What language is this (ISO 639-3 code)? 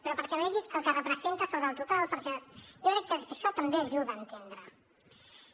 cat